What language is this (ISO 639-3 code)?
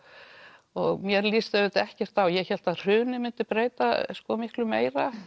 isl